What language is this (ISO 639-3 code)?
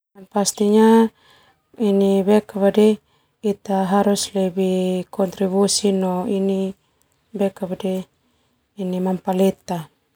twu